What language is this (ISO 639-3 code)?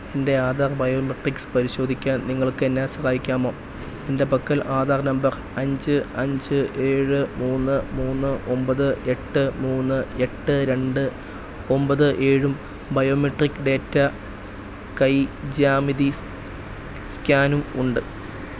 mal